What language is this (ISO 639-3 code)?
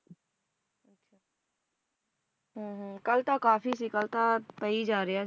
pan